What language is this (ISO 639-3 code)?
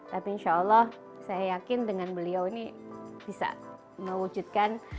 ind